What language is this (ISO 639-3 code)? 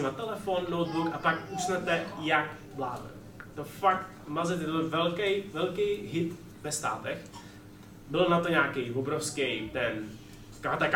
ces